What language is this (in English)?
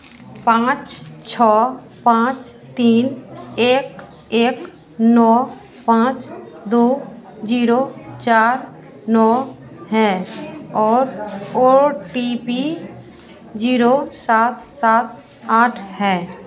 Hindi